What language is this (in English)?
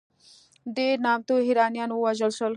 Pashto